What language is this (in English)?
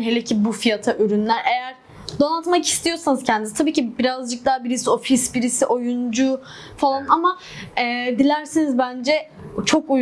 Turkish